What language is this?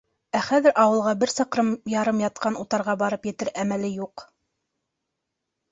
Bashkir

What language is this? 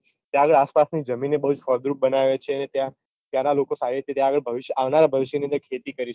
Gujarati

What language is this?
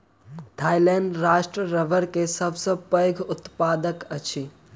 Maithili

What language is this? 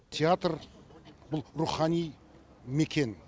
Kazakh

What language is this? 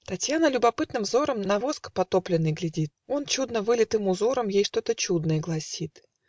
Russian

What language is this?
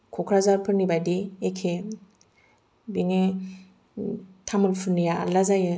Bodo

